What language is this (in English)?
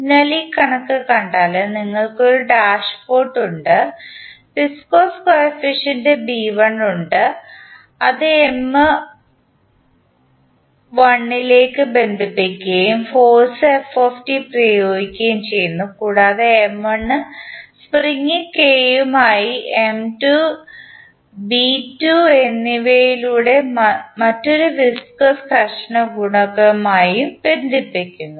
Malayalam